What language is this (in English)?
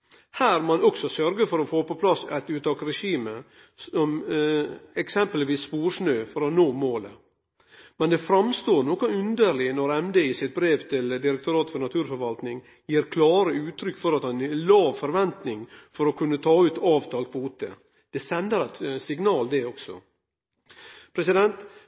Norwegian Nynorsk